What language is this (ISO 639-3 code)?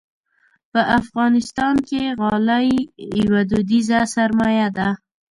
pus